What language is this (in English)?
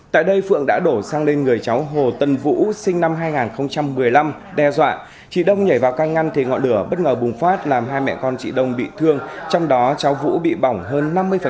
Vietnamese